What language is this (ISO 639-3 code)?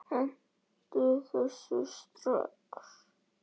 isl